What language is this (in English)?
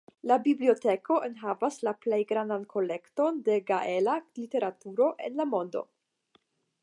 Esperanto